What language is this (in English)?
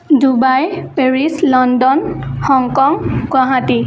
Assamese